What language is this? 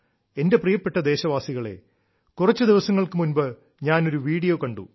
Malayalam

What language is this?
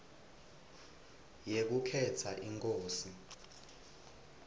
Swati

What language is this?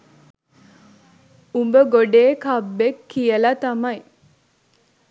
Sinhala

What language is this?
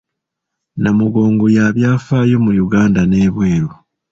Ganda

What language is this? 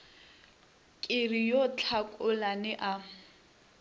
Northern Sotho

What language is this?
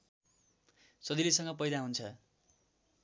Nepali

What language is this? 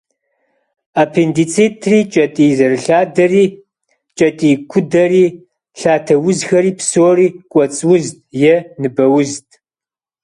Kabardian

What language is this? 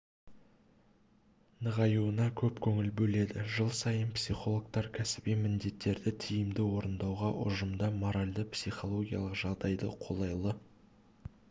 Kazakh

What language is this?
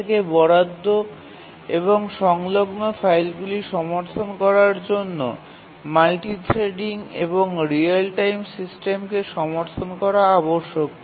Bangla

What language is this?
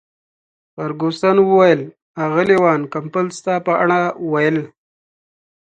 Pashto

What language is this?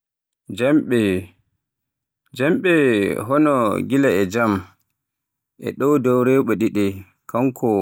Borgu Fulfulde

